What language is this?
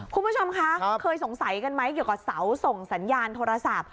Thai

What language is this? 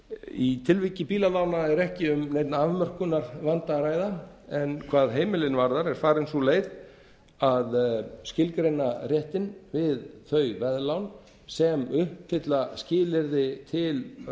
Icelandic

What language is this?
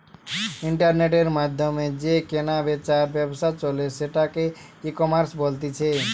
Bangla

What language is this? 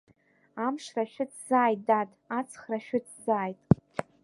Abkhazian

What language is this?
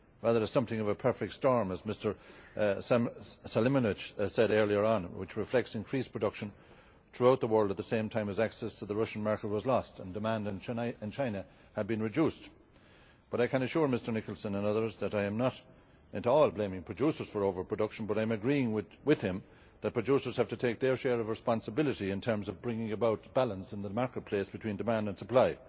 English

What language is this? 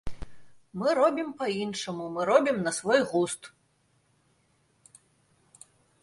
Belarusian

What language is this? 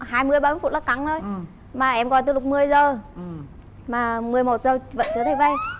Vietnamese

